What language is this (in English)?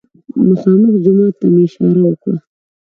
Pashto